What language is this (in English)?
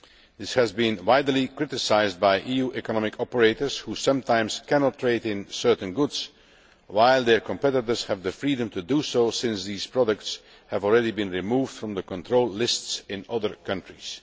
English